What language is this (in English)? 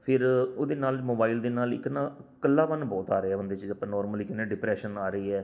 Punjabi